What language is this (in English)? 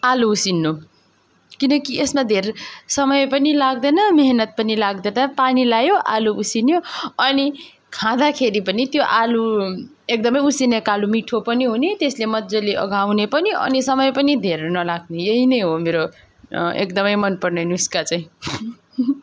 Nepali